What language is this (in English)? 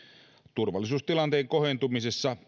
Finnish